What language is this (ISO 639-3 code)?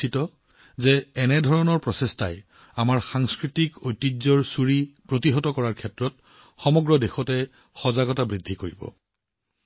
asm